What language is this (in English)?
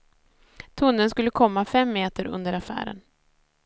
Swedish